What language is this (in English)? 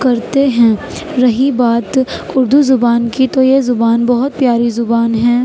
Urdu